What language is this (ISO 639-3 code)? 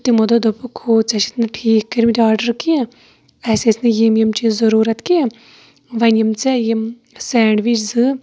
kas